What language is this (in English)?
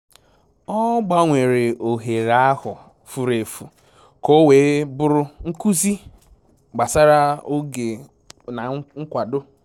Igbo